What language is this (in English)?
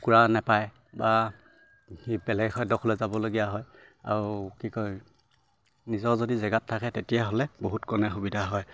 Assamese